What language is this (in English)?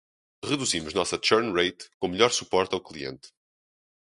Portuguese